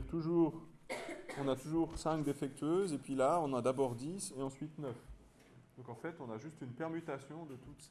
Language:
French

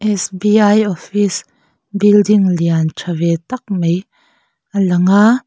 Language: Mizo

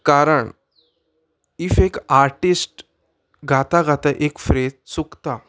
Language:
Konkani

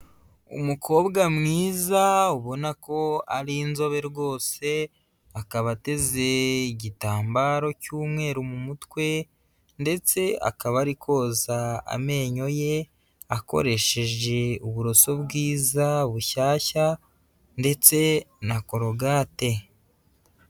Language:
Kinyarwanda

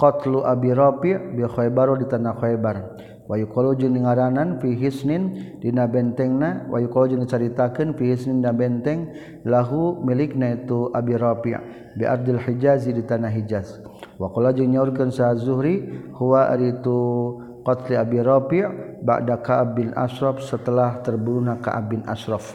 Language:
Malay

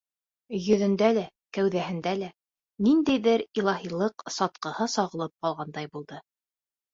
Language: Bashkir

